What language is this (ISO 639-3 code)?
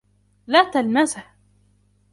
ara